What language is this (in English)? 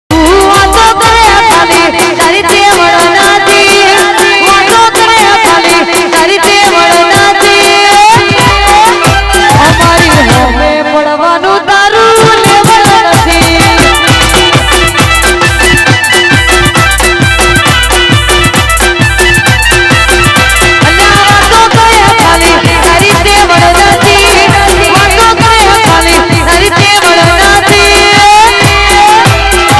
Arabic